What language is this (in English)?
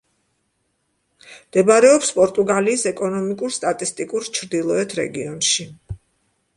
Georgian